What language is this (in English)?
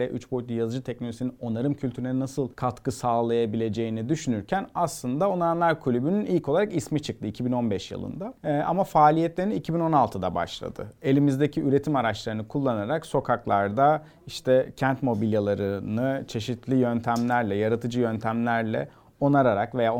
Turkish